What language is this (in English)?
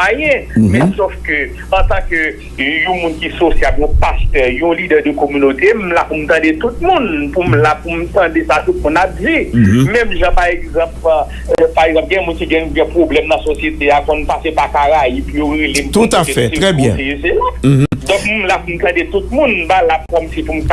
French